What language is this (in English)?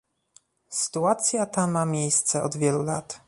Polish